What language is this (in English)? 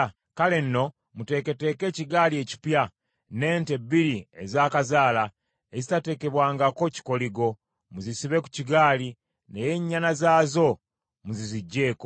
Ganda